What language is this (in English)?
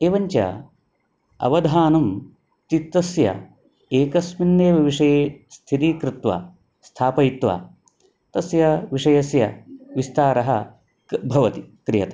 Sanskrit